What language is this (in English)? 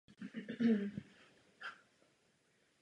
Czech